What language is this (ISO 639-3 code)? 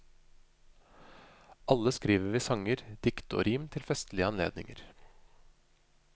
nor